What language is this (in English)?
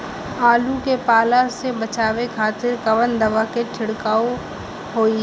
Bhojpuri